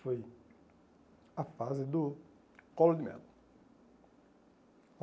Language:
Portuguese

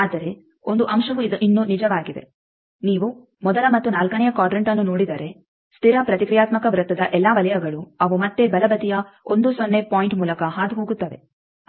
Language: Kannada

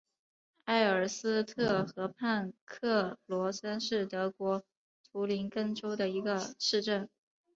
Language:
Chinese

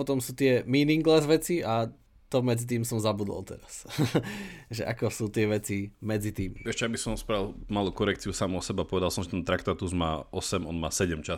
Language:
Slovak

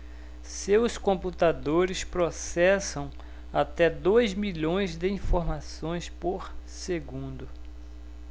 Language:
Portuguese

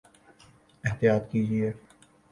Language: Urdu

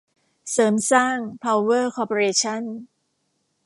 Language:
Thai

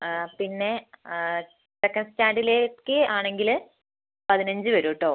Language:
Malayalam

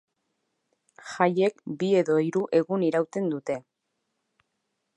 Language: Basque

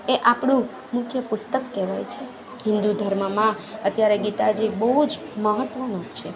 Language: Gujarati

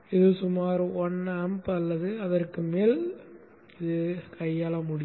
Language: Tamil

